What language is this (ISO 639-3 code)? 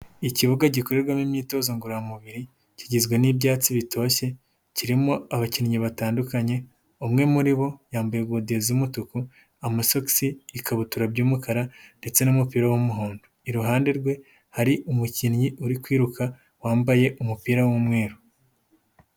kin